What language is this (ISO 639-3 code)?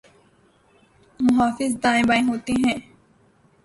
urd